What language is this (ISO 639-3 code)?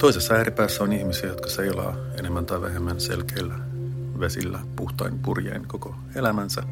fin